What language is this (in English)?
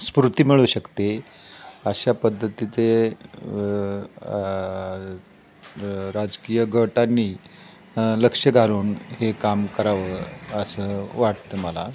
Marathi